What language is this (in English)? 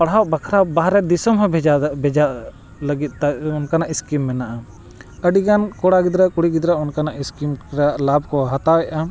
Santali